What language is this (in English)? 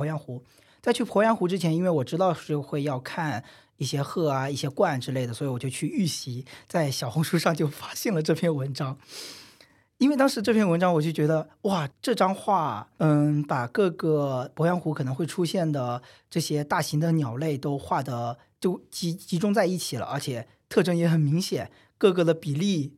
Chinese